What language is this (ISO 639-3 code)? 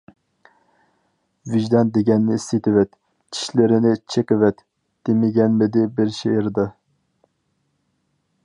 uig